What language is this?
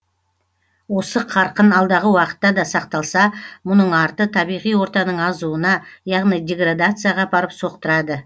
Kazakh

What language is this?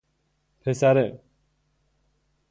Persian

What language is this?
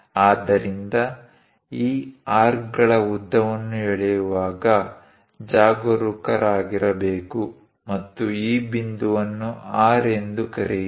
Kannada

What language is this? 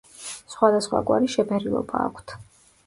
Georgian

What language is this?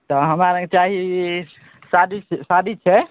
Maithili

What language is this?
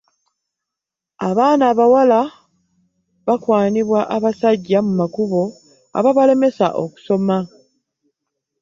Ganda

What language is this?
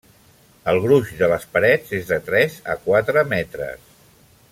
Catalan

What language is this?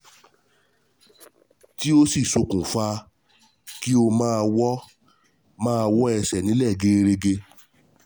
Yoruba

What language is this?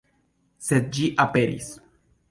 Esperanto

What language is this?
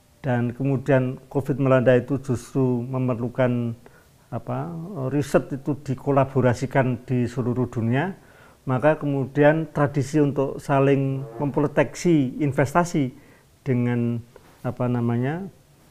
Indonesian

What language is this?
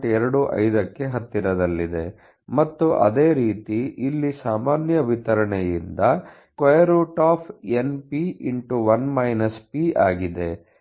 Kannada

